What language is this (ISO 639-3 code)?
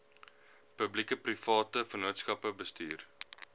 afr